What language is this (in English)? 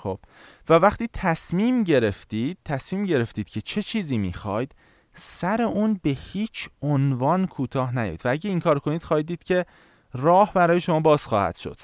Persian